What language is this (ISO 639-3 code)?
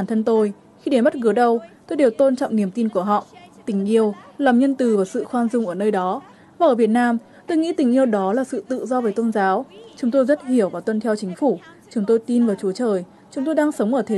vie